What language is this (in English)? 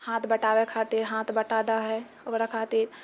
Maithili